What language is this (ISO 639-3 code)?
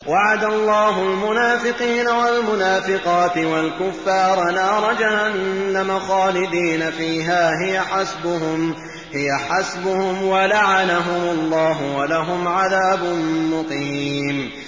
ara